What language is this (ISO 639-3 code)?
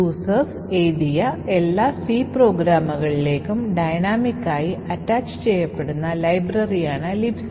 mal